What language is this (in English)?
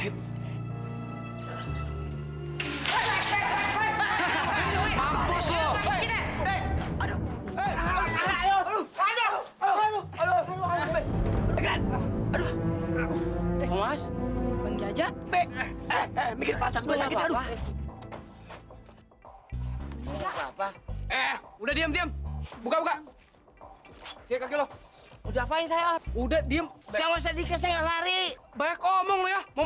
Indonesian